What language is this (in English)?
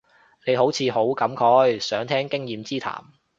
Cantonese